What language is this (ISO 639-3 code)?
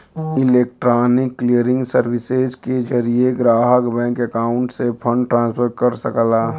bho